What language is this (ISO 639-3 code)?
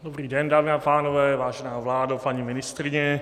ces